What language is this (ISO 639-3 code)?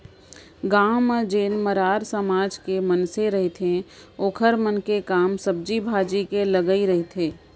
hne